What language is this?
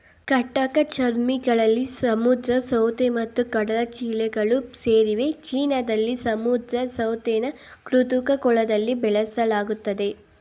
Kannada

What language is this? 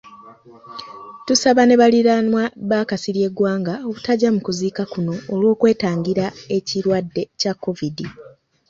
Ganda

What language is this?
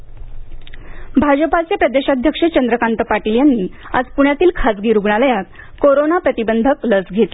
Marathi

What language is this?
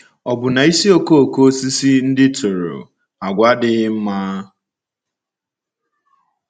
Igbo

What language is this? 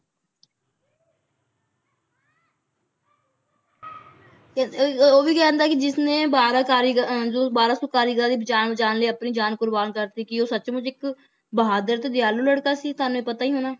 Punjabi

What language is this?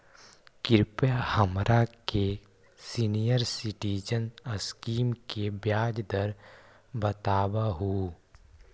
Magahi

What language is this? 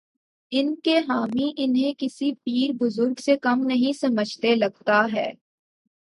Urdu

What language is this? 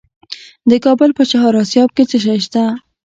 Pashto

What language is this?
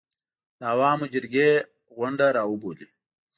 Pashto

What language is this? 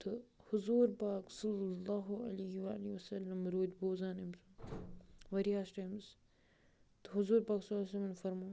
Kashmiri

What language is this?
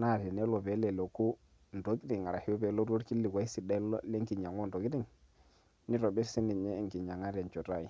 Masai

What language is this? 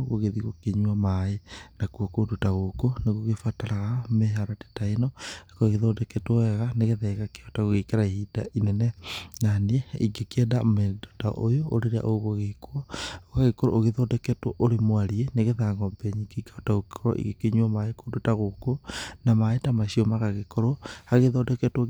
Kikuyu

